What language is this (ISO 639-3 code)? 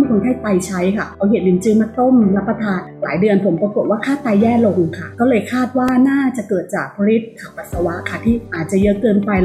tha